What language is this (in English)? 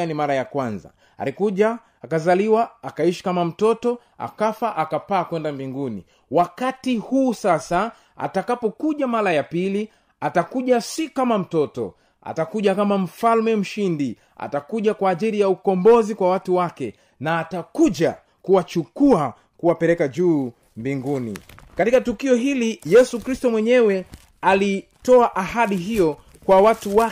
Swahili